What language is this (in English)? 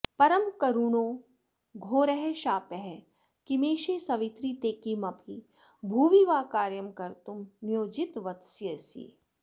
Sanskrit